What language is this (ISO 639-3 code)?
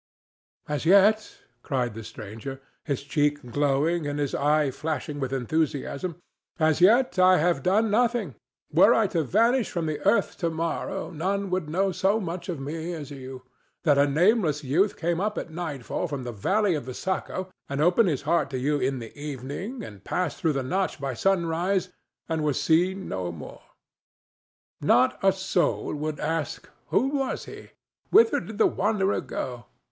eng